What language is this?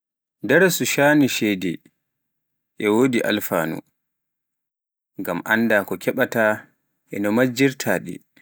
Pular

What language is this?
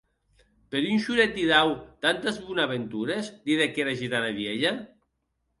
Occitan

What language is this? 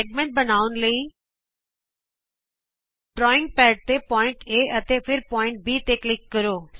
Punjabi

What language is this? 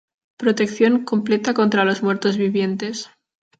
Spanish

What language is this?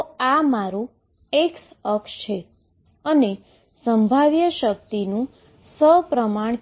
Gujarati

